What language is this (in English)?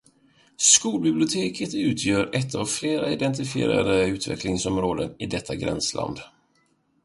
Swedish